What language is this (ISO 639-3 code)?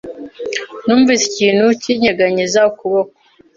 kin